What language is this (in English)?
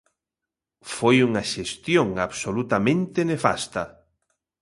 Galician